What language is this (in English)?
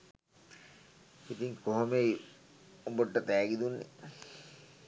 Sinhala